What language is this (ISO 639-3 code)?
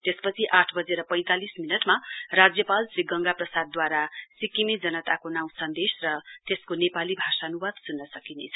nep